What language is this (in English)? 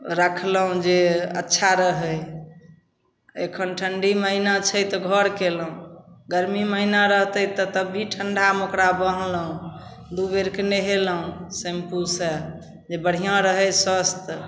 Maithili